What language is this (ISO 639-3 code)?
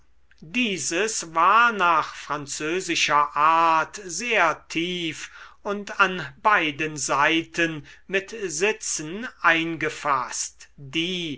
deu